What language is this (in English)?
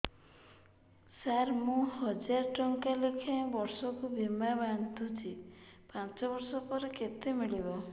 Odia